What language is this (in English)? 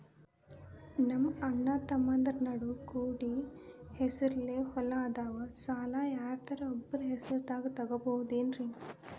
Kannada